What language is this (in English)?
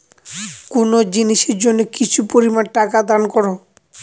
Bangla